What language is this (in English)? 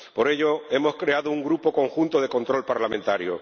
Spanish